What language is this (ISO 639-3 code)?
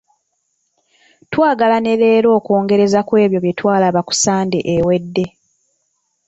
lug